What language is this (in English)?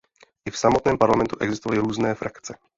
Czech